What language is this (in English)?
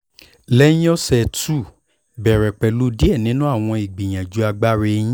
Yoruba